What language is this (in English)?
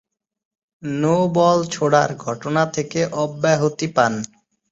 Bangla